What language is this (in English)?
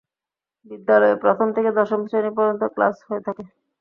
Bangla